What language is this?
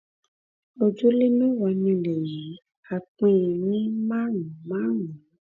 Yoruba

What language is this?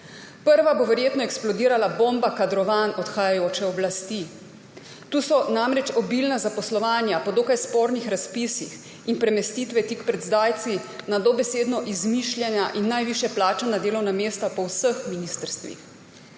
Slovenian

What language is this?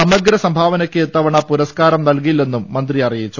Malayalam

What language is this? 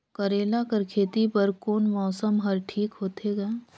Chhattisgarhi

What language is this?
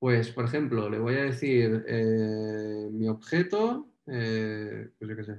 Spanish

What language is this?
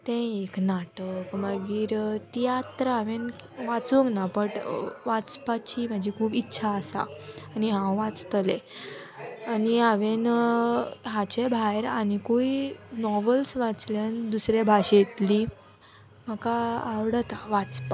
Konkani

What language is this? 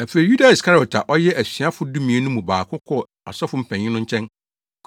Akan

